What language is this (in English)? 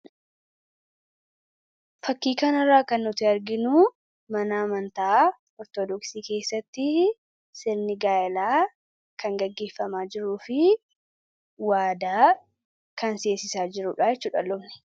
Oromo